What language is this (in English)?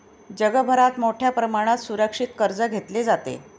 Marathi